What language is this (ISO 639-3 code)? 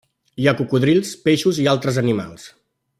cat